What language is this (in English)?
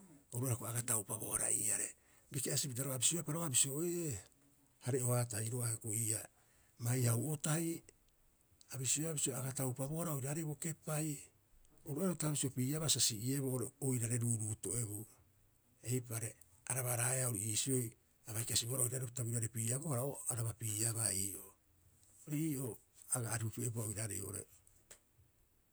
Rapoisi